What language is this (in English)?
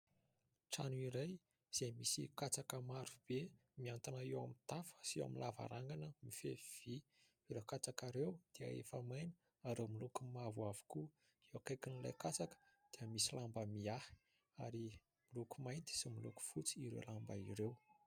Malagasy